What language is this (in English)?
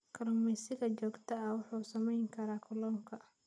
Somali